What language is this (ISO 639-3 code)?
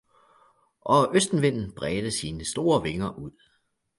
dan